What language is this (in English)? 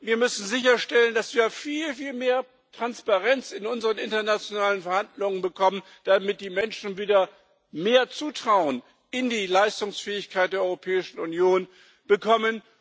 German